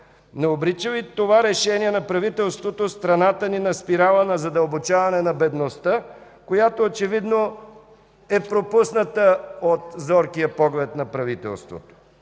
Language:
Bulgarian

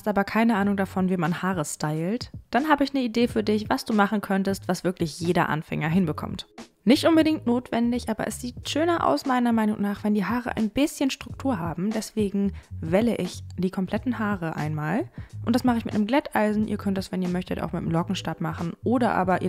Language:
German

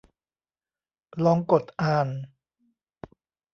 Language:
Thai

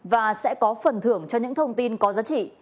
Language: Vietnamese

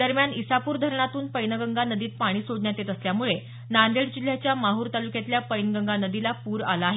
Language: Marathi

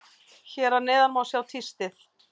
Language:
Icelandic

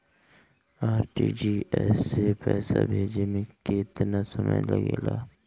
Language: Bhojpuri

